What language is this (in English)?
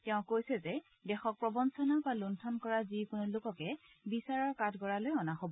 Assamese